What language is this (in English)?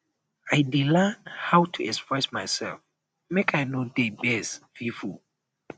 Nigerian Pidgin